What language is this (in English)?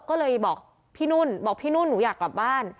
Thai